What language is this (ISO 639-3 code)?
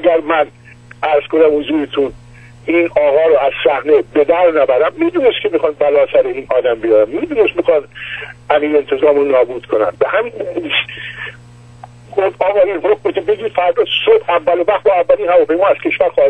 fas